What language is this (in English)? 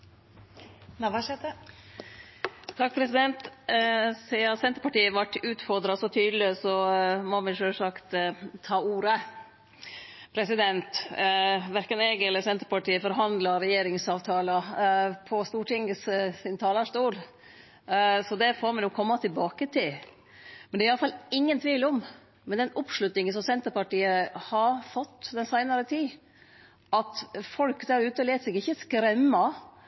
Norwegian Nynorsk